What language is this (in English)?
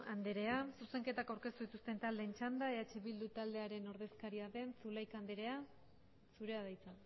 Basque